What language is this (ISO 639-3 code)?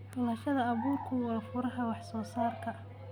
som